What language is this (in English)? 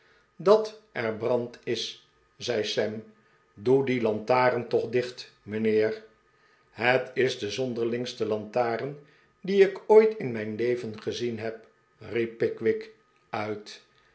Dutch